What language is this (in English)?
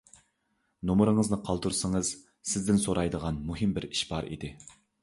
Uyghur